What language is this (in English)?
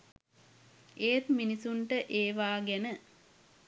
Sinhala